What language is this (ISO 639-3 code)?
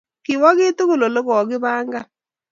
kln